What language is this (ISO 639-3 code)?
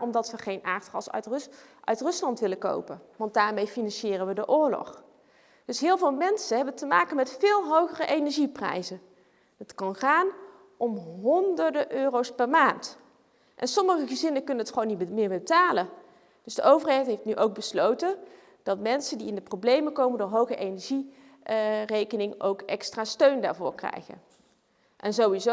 nld